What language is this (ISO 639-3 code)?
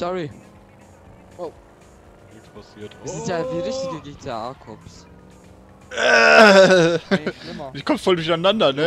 deu